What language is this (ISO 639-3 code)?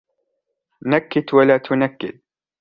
ara